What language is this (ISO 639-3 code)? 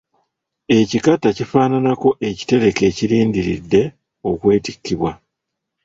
lug